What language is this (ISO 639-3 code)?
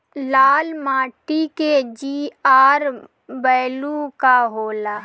bho